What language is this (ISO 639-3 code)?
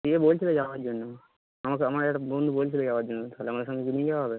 ben